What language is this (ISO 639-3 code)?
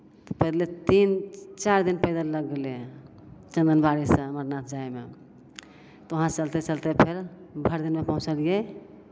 mai